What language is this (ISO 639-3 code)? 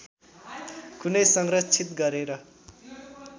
nep